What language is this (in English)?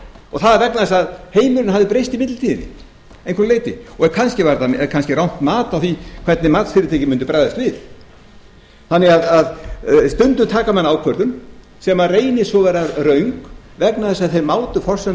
Icelandic